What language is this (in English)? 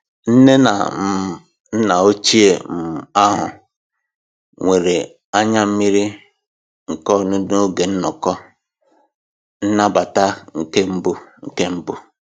Igbo